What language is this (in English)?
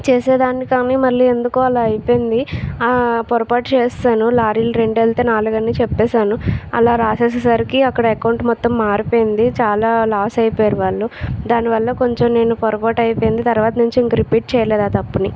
Telugu